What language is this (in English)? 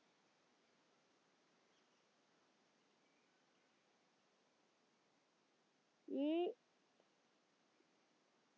Malayalam